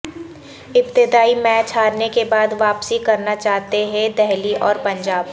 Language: Urdu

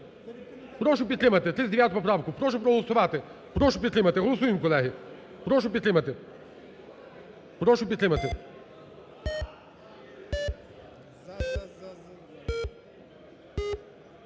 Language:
Ukrainian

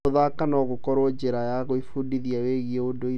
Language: Kikuyu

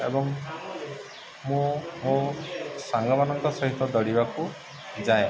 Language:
Odia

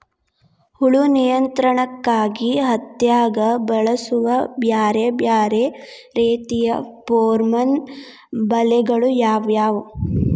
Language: Kannada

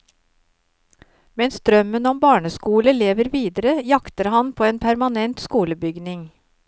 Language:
Norwegian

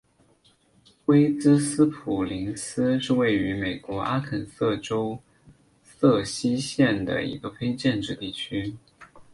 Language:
Chinese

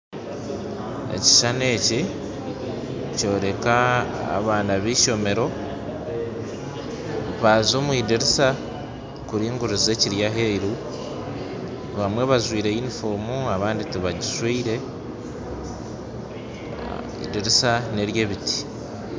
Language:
Nyankole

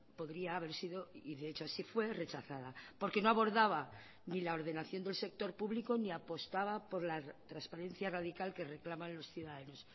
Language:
Spanish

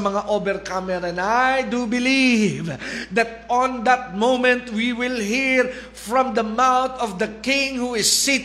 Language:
Filipino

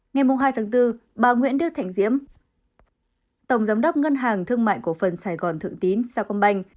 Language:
Vietnamese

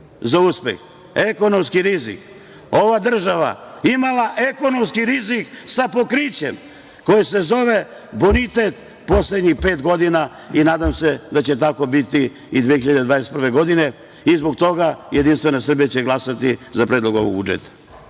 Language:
Serbian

